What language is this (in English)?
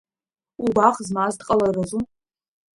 Abkhazian